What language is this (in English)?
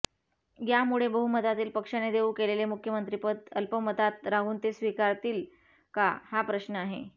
Marathi